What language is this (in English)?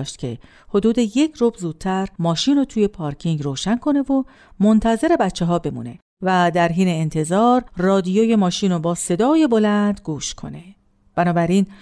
Persian